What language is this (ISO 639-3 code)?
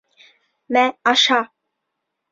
bak